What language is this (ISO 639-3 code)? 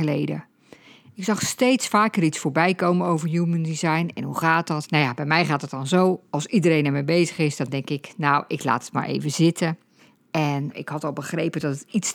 nld